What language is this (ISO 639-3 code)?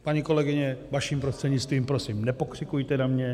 ces